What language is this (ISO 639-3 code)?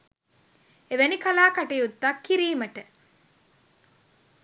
sin